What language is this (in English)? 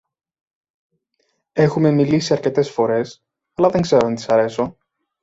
Greek